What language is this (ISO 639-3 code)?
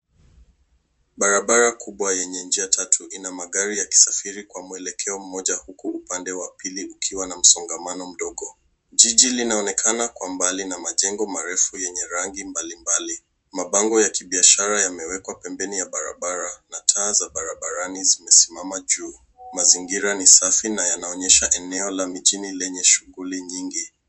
swa